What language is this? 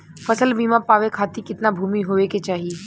Bhojpuri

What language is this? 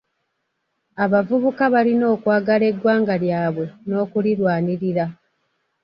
Ganda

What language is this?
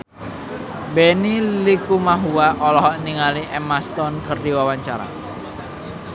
Sundanese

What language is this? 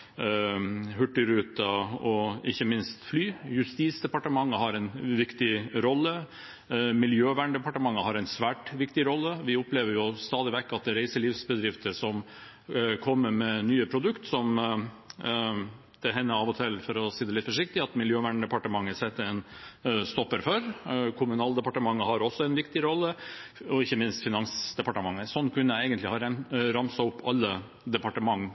Norwegian Bokmål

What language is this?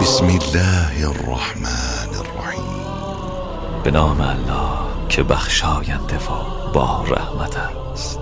Persian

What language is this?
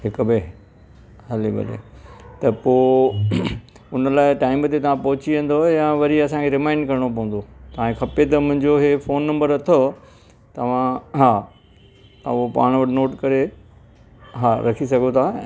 Sindhi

